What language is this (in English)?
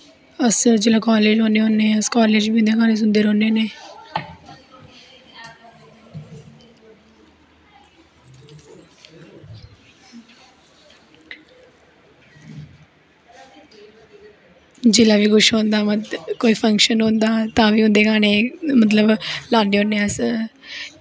Dogri